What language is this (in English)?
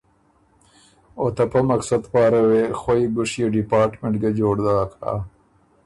Ormuri